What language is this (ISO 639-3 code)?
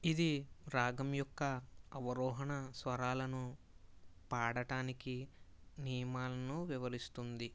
tel